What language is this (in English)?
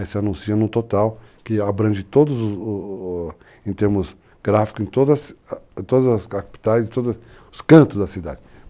Portuguese